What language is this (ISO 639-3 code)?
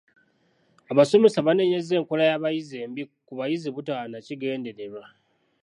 lug